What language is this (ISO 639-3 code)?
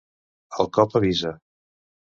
cat